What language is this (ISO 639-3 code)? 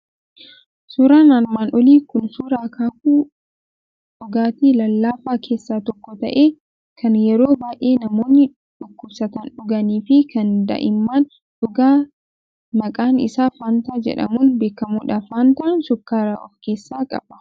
orm